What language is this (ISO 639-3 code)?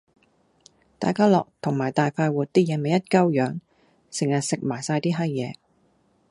yue